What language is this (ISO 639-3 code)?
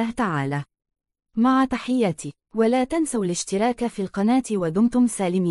ara